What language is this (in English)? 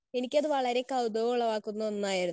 Malayalam